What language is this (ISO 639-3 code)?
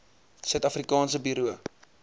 afr